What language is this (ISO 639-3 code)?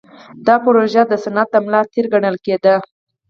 pus